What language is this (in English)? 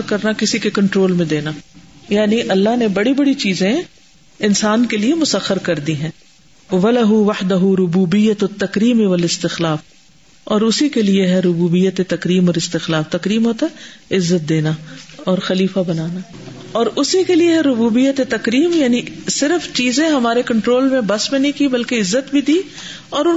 Urdu